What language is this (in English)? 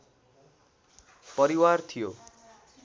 Nepali